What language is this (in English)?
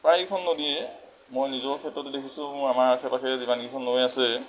Assamese